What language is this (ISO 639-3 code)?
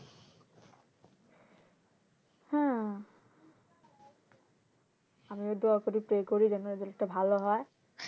ben